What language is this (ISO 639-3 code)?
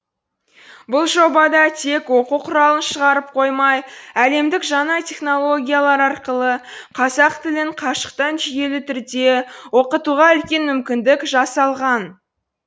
kaz